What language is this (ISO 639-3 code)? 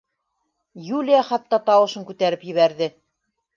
bak